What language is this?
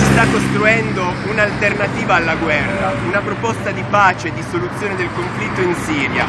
Italian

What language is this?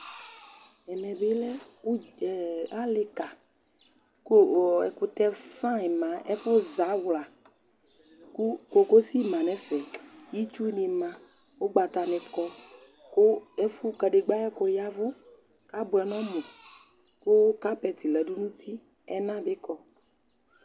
Ikposo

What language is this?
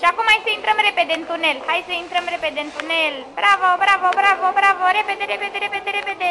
Romanian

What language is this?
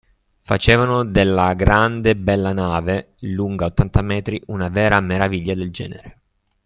Italian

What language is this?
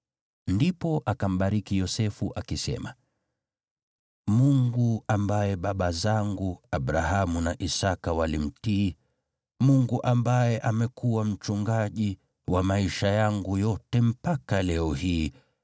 Swahili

